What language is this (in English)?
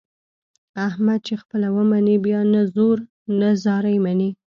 Pashto